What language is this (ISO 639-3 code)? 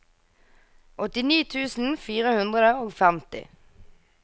nor